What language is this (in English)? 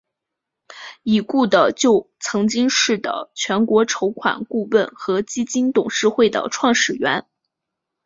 Chinese